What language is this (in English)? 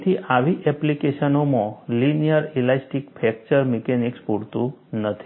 Gujarati